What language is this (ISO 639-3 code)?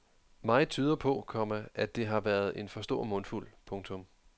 dan